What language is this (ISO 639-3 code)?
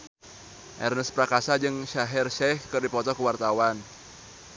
sun